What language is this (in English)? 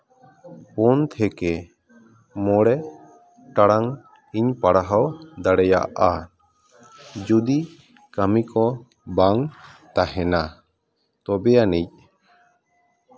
Santali